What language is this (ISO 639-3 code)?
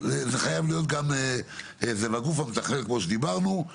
heb